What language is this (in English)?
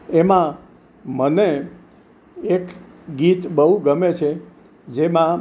Gujarati